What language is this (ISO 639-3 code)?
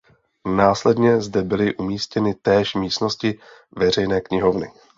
ces